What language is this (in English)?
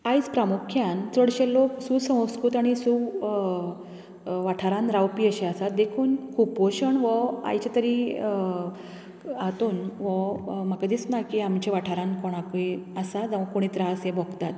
Konkani